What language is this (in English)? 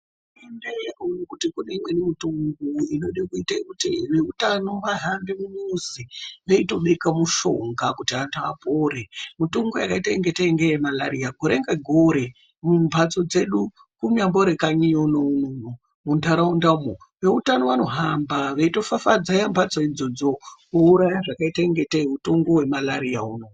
Ndau